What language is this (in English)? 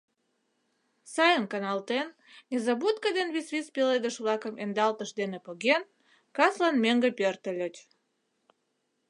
Mari